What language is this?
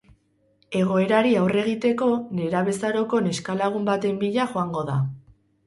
Basque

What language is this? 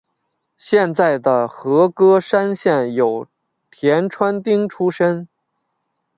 Chinese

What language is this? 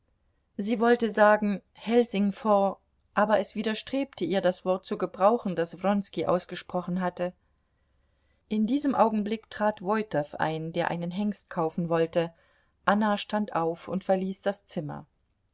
German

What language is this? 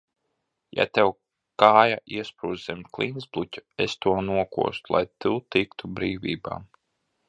Latvian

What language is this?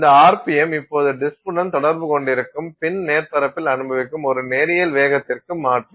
Tamil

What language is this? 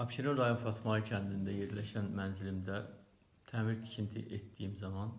Azerbaijani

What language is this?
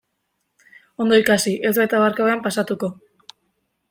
Basque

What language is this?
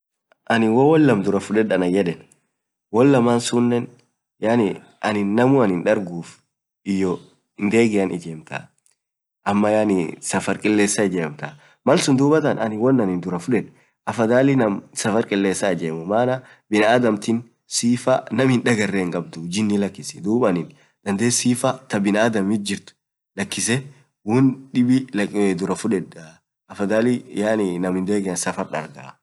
Orma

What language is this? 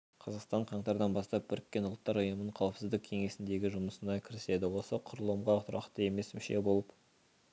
Kazakh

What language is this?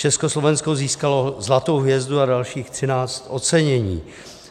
Czech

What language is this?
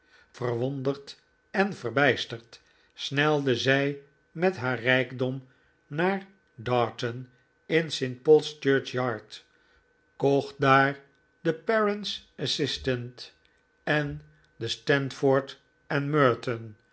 Dutch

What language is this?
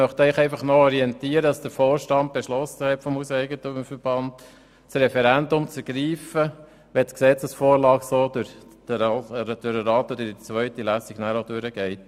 Swiss German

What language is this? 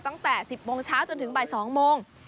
Thai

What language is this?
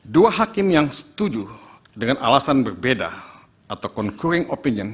Indonesian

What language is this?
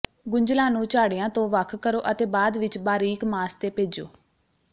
Punjabi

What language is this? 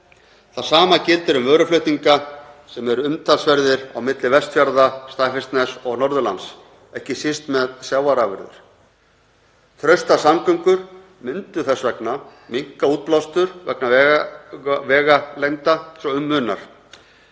Icelandic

